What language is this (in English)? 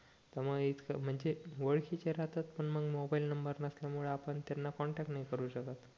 Marathi